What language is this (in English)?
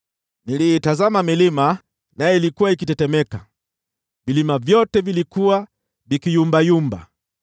Swahili